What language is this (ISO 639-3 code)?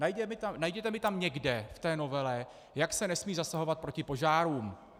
ces